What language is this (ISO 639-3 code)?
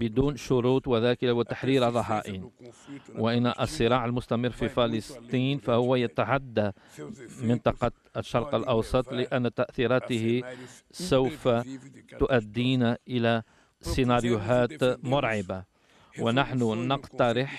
ara